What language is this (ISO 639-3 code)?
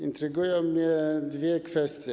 pol